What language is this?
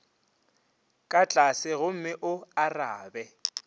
Northern Sotho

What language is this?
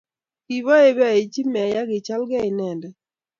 Kalenjin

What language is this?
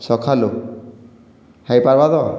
Odia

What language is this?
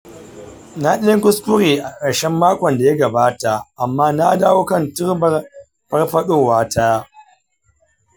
Hausa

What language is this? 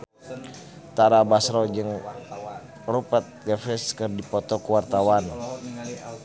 Sundanese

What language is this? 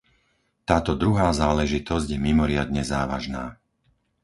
Slovak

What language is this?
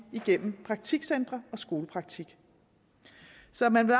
Danish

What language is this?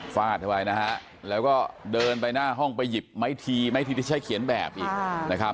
Thai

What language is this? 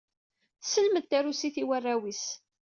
Kabyle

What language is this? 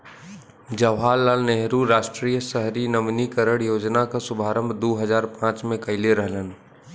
Bhojpuri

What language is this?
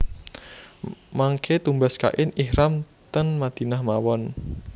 Javanese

